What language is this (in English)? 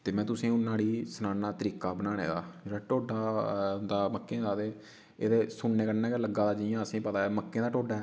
Dogri